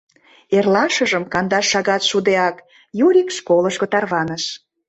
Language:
Mari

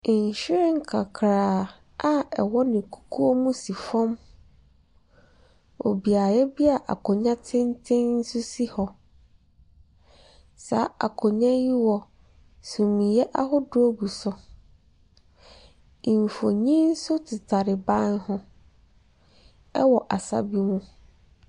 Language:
Akan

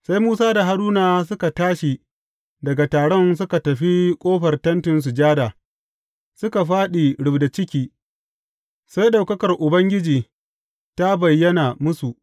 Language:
Hausa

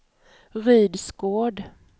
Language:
Swedish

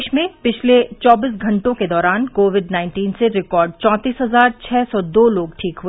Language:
Hindi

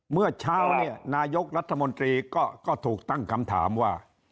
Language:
Thai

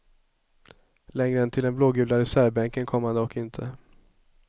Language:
Swedish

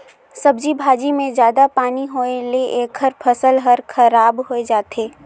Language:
Chhattisgarhi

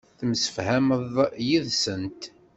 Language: Kabyle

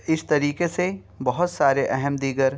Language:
Urdu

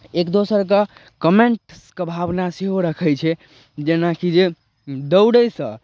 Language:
Maithili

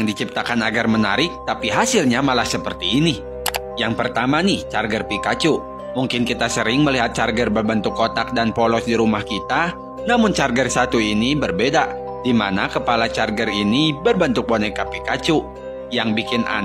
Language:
Indonesian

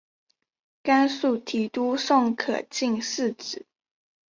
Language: Chinese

